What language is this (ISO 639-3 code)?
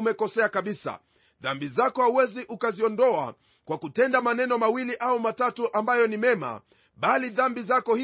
swa